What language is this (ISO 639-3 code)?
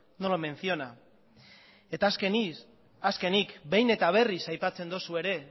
eus